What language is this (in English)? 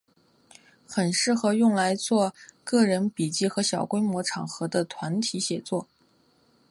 Chinese